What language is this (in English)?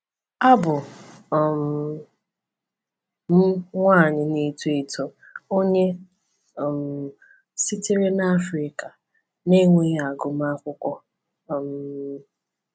Igbo